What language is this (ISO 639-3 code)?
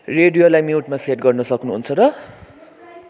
nep